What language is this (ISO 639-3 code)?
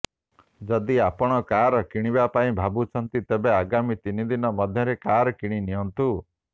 ori